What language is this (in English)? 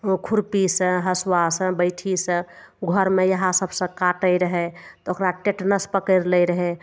Maithili